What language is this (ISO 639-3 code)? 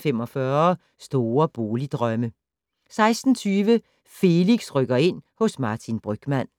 dan